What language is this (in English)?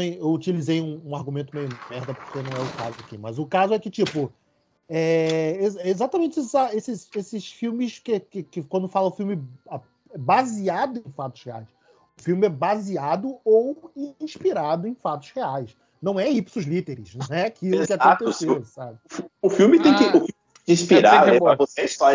Portuguese